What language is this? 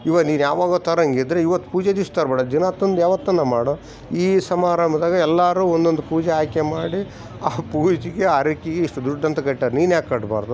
Kannada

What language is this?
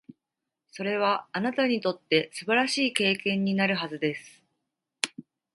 Japanese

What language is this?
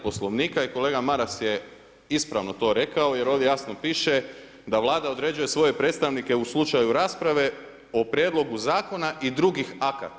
Croatian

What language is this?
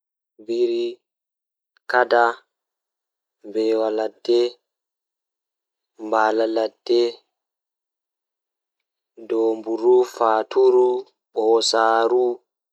Fula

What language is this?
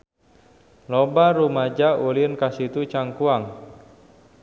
Sundanese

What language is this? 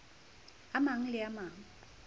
Southern Sotho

